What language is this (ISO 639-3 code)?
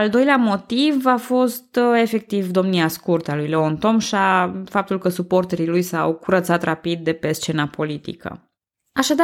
ron